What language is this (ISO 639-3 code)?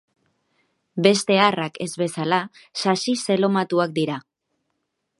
eus